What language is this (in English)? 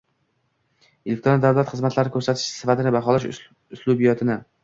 Uzbek